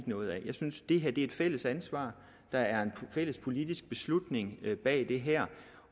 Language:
Danish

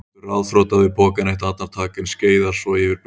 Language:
Icelandic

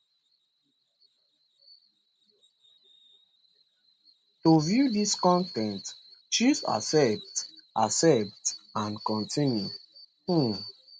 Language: Nigerian Pidgin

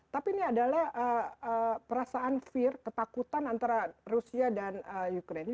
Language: Indonesian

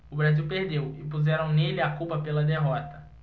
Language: Portuguese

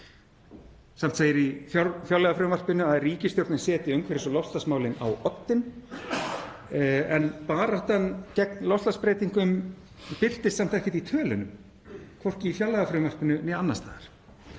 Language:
Icelandic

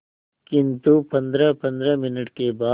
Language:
Hindi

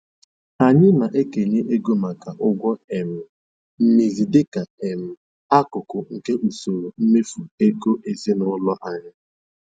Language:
Igbo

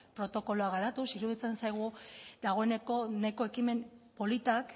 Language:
Basque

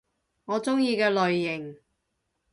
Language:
Cantonese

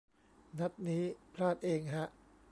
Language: Thai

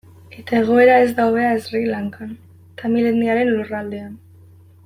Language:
Basque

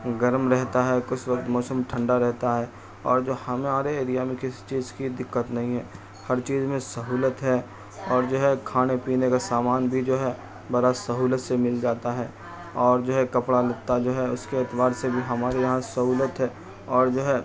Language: Urdu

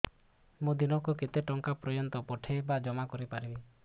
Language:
Odia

